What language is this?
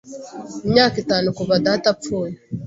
Kinyarwanda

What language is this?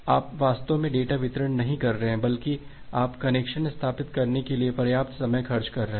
Hindi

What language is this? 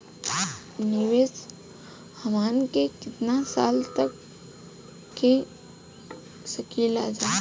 Bhojpuri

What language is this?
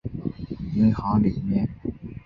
Chinese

